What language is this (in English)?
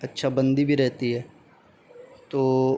Urdu